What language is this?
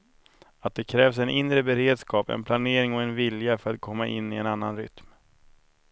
Swedish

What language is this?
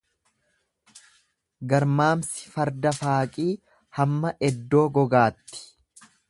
Oromo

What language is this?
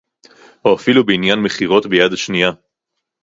Hebrew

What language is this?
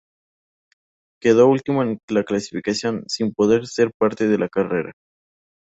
Spanish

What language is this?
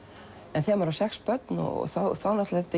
Icelandic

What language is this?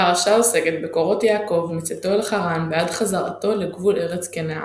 Hebrew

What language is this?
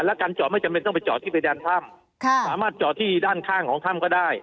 Thai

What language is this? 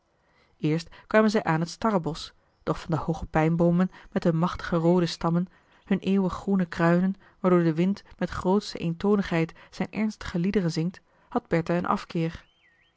Dutch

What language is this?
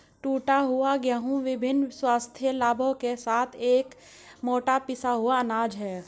Hindi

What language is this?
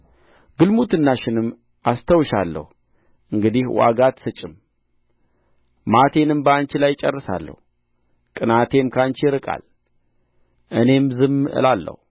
Amharic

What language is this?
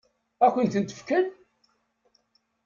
Kabyle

